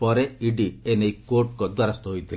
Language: Odia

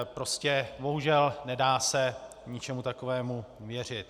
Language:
Czech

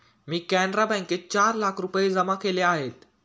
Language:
Marathi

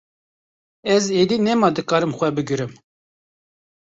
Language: Kurdish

